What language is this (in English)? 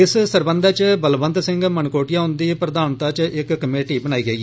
Dogri